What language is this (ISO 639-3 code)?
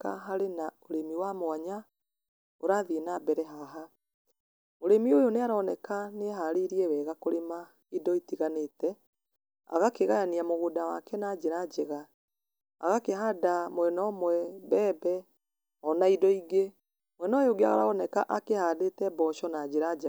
kik